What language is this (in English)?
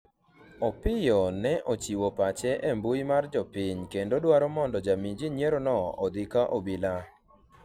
Luo (Kenya and Tanzania)